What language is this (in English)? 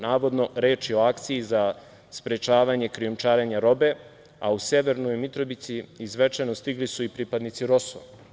Serbian